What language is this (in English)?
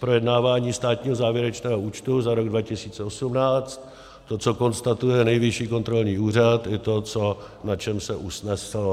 Czech